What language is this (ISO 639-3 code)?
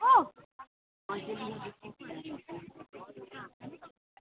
doi